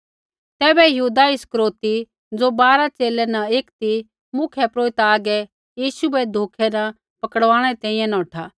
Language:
Kullu Pahari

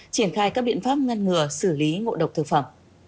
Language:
Vietnamese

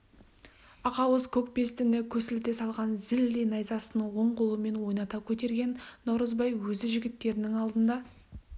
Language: Kazakh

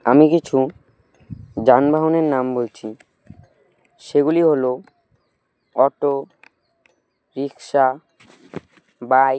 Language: Bangla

